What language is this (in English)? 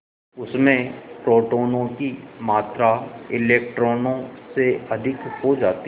Hindi